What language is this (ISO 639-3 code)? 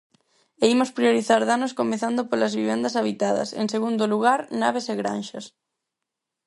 glg